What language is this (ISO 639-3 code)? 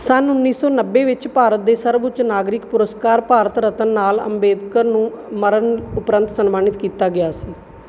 pan